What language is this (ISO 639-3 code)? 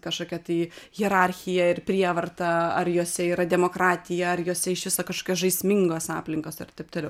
lit